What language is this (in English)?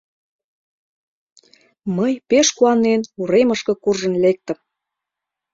Mari